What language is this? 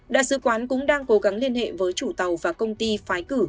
Vietnamese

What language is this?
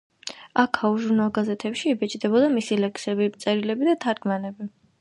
Georgian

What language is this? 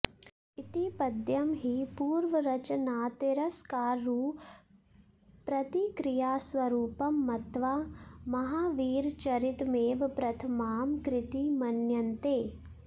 Sanskrit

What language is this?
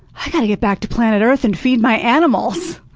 English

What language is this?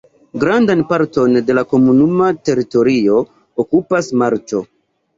Esperanto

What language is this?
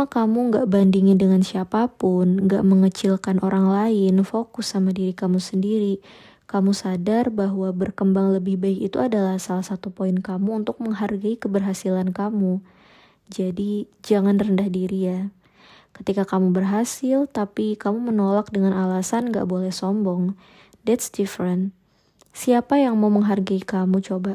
Indonesian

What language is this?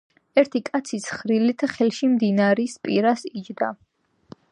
Georgian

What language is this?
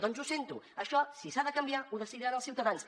Catalan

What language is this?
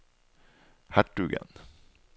Norwegian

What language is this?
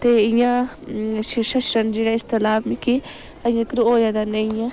Dogri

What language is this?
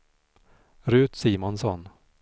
Swedish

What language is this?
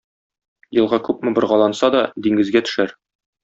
Tatar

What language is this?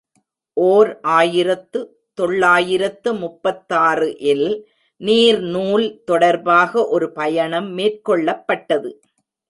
Tamil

